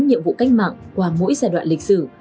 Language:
Vietnamese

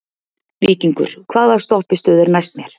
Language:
Icelandic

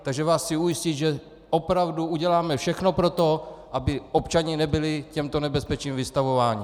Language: Czech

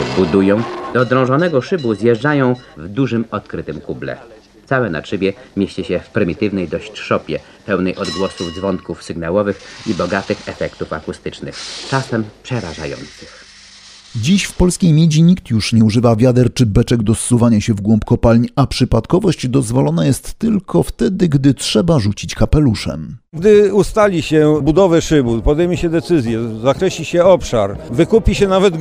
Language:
Polish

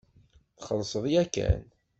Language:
Kabyle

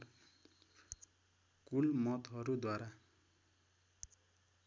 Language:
Nepali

